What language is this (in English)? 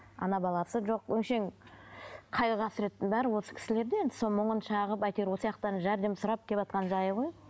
Kazakh